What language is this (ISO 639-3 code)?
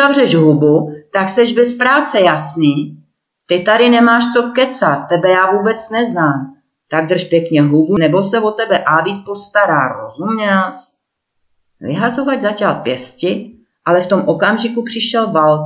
ces